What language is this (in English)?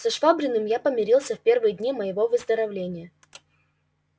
Russian